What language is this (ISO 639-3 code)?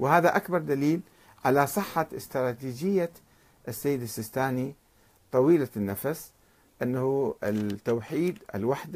ara